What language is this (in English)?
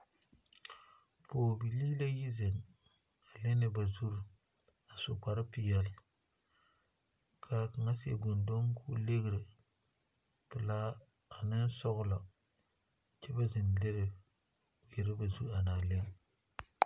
Southern Dagaare